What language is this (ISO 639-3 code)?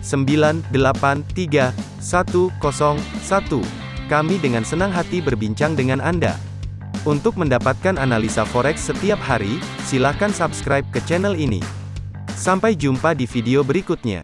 ind